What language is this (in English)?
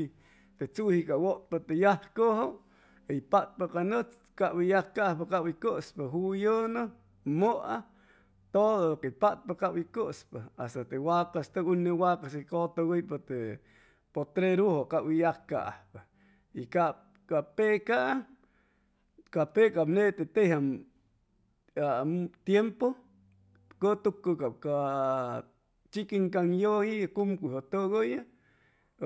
Chimalapa Zoque